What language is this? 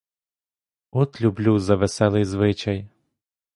Ukrainian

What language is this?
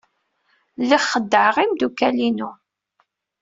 Kabyle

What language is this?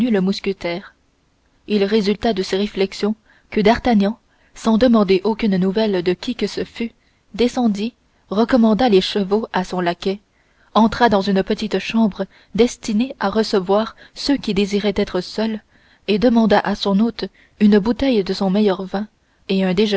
French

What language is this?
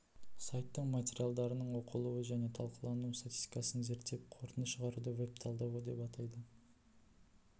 Kazakh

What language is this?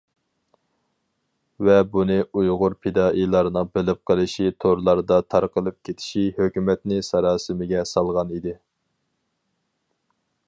Uyghur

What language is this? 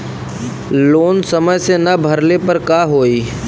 Bhojpuri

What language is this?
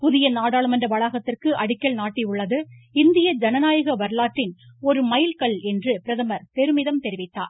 Tamil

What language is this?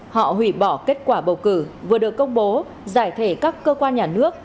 Vietnamese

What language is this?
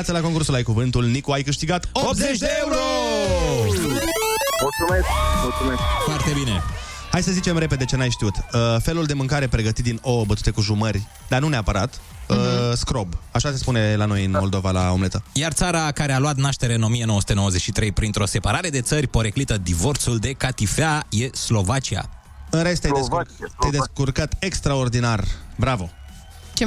Romanian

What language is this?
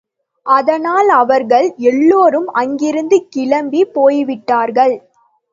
Tamil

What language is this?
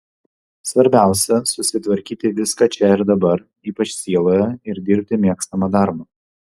Lithuanian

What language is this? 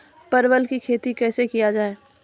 Maithili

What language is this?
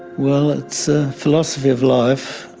English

